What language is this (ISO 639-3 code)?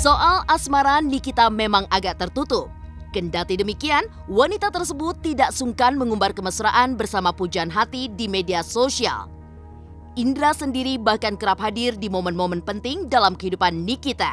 ind